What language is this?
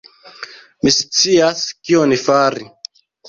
Esperanto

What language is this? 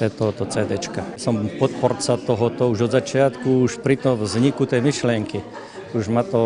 Slovak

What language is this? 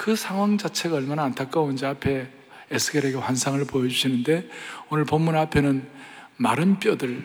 Korean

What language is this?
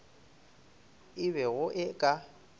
Northern Sotho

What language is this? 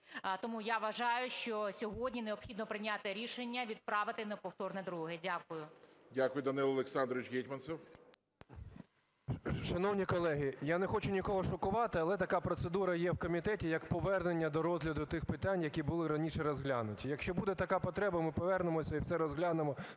Ukrainian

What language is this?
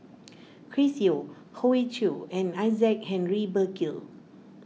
English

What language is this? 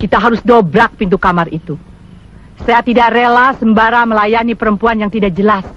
Indonesian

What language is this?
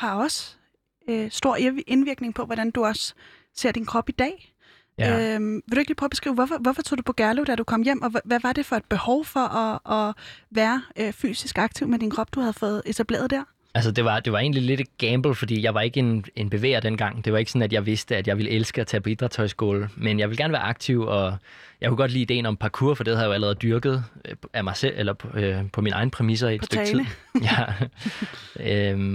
Danish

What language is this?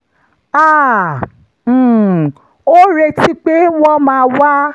Yoruba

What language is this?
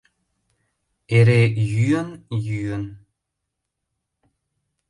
Mari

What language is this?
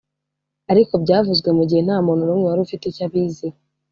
Kinyarwanda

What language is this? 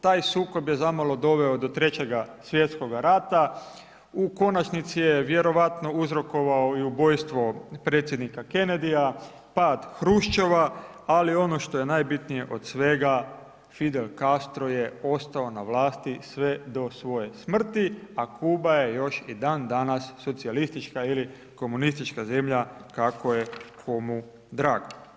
Croatian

